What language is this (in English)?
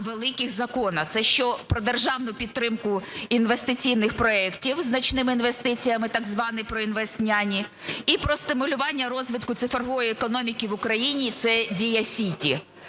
Ukrainian